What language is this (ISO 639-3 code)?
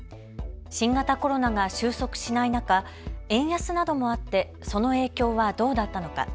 jpn